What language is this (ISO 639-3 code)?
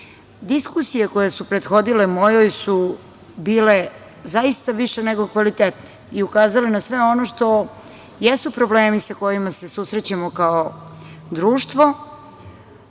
srp